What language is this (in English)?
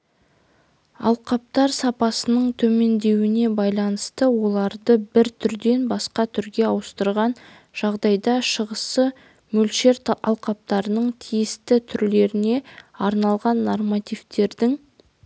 Kazakh